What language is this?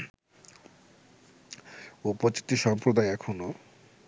Bangla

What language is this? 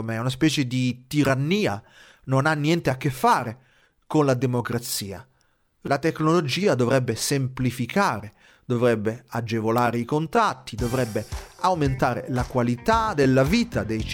Italian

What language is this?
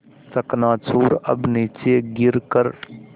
Hindi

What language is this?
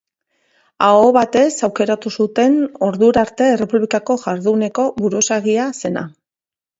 Basque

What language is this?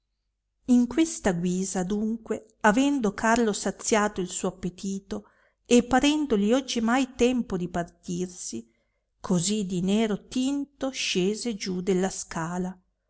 Italian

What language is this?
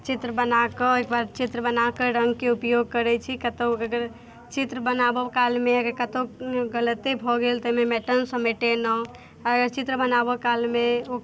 Maithili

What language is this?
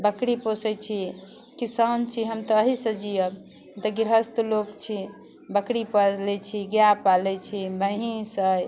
Maithili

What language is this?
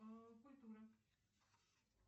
Russian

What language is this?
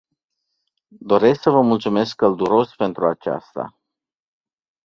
Romanian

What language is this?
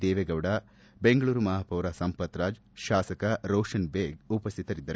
Kannada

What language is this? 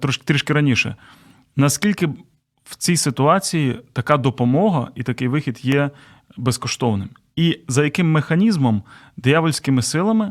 Ukrainian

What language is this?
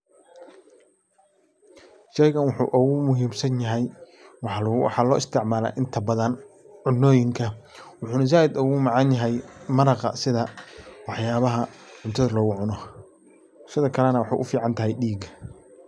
Somali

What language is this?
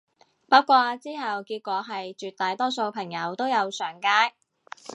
Cantonese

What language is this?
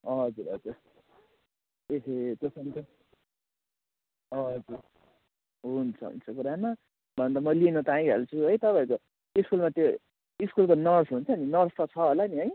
Nepali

